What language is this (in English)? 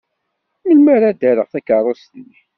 Kabyle